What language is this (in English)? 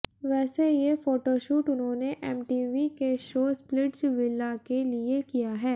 Hindi